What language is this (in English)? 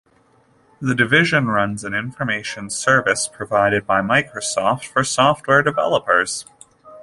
English